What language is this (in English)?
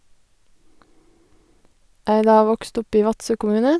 Norwegian